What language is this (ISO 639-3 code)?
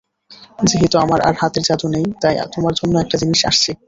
ben